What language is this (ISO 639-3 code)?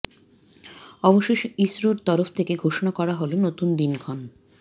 ben